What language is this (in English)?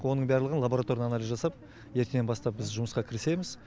Kazakh